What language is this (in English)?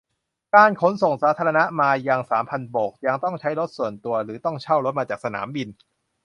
Thai